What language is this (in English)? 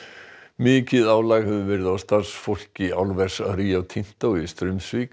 Icelandic